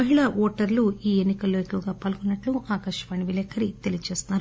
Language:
Telugu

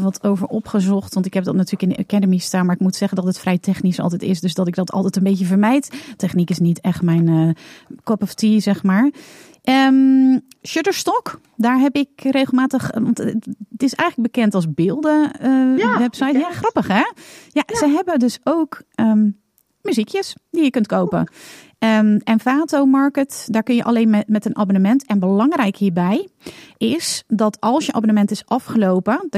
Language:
Dutch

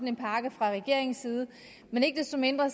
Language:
Danish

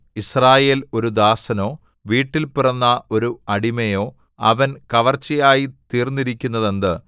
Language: Malayalam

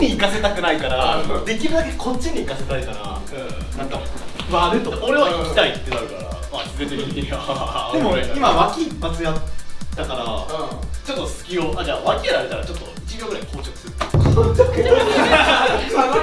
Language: Japanese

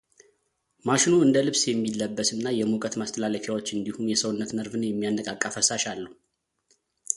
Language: Amharic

